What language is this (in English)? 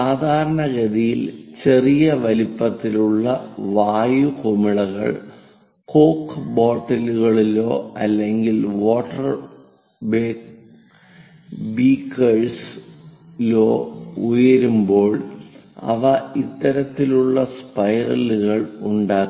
Malayalam